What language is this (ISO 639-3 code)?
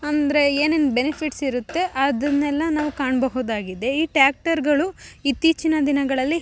kan